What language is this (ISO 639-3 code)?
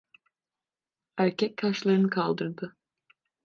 tur